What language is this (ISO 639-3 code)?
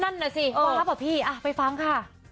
tha